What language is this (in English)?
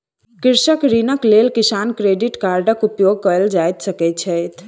Maithili